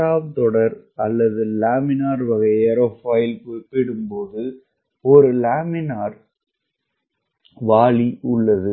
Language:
Tamil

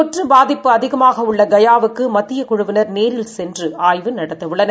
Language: Tamil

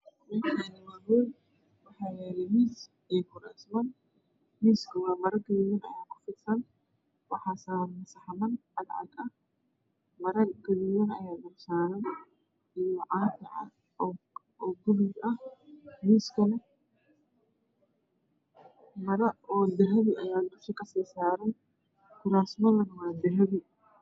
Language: Somali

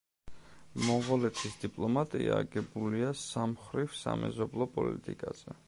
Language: Georgian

